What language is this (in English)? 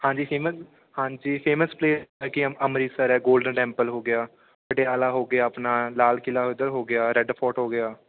Punjabi